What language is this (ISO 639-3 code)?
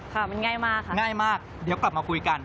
tha